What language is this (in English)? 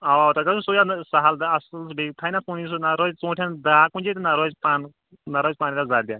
Kashmiri